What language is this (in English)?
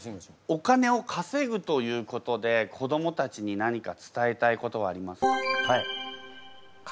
Japanese